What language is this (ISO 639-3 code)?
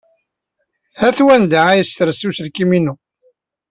kab